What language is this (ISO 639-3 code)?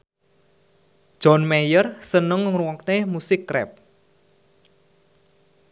jav